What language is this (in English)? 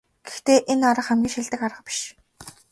Mongolian